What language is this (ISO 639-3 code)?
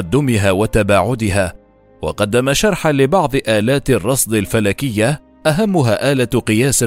ara